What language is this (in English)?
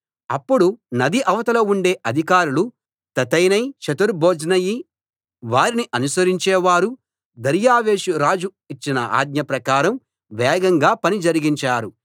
Telugu